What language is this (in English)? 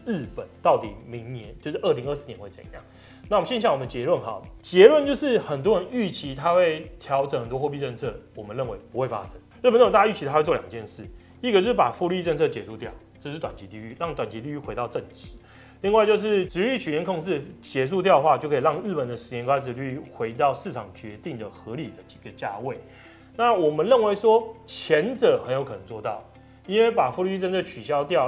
Chinese